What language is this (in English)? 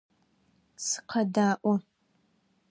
Adyghe